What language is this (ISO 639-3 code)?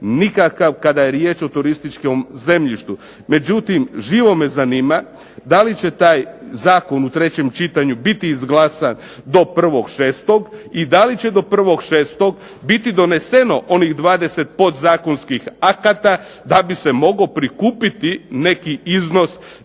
hrv